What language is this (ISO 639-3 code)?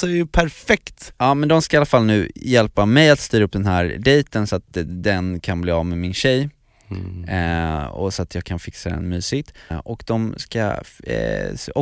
swe